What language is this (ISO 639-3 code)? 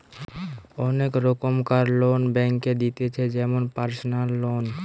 ben